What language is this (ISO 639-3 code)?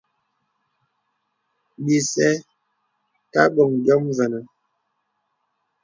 beb